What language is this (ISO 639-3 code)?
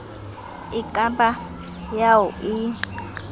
sot